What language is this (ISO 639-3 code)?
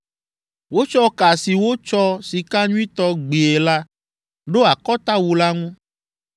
ewe